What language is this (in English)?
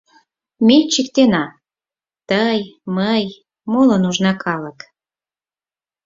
Mari